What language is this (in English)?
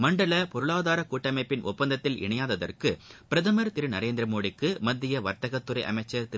Tamil